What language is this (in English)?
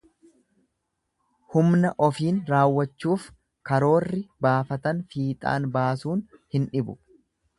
Oromo